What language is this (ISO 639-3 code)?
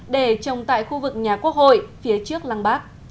vie